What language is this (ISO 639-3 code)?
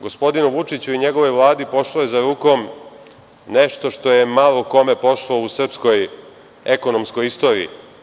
srp